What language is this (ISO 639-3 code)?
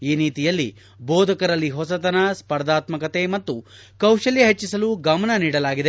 kan